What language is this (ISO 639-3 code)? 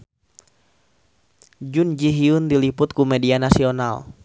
sun